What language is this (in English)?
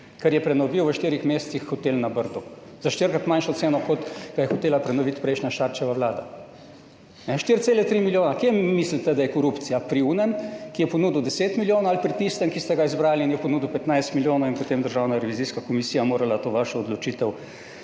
Slovenian